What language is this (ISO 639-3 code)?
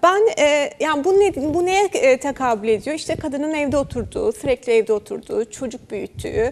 tur